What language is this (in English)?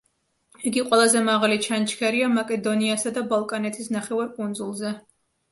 Georgian